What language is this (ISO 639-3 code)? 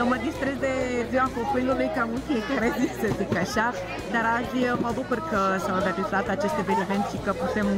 ron